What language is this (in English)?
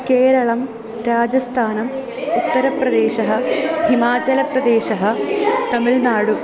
Sanskrit